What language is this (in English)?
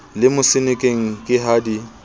Southern Sotho